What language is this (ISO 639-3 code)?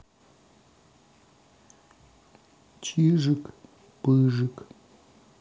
rus